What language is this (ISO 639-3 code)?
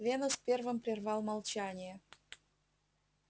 rus